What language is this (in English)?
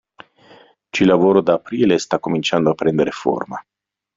Italian